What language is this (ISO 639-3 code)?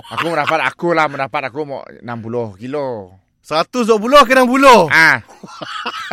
msa